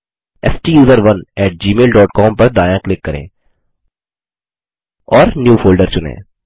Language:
Hindi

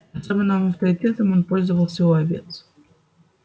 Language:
Russian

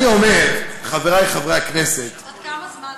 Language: Hebrew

